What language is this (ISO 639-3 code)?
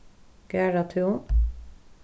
fao